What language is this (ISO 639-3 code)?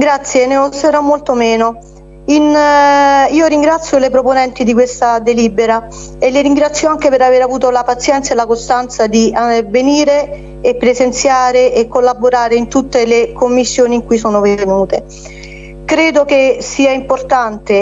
ita